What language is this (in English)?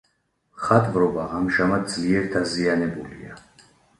Georgian